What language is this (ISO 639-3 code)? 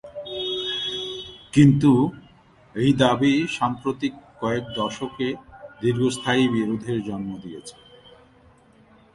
ben